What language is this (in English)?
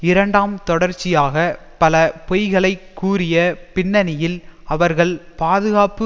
Tamil